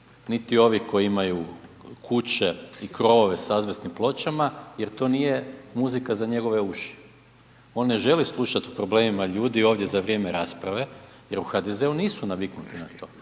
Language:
Croatian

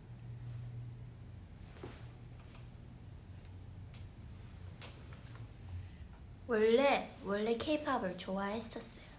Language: Korean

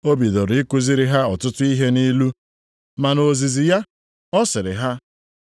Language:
Igbo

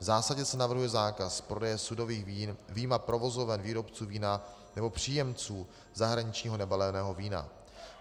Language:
Czech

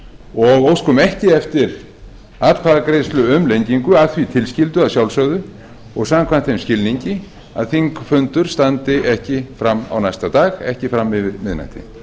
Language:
Icelandic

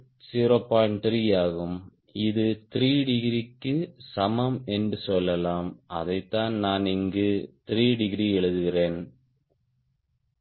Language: Tamil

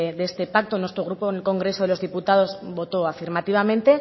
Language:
Spanish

